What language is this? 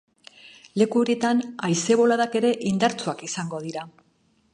Basque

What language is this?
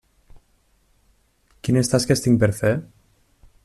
Catalan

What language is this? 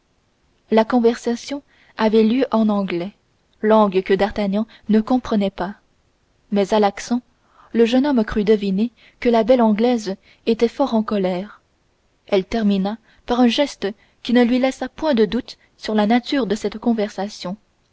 French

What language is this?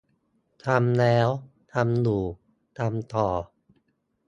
Thai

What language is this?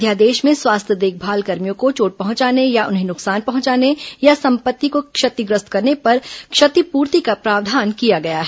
Hindi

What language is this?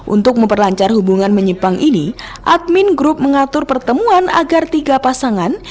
Indonesian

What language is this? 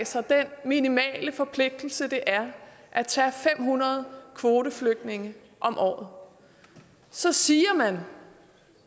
Danish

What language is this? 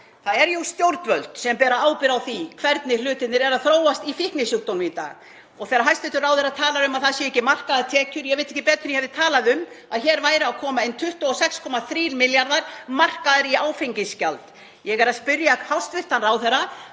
Icelandic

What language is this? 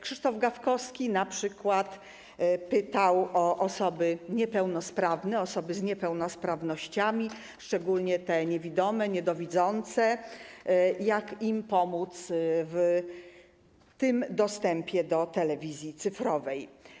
Polish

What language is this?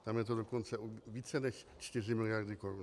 Czech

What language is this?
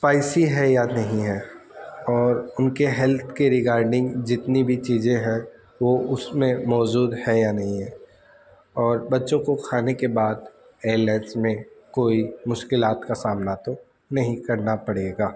Urdu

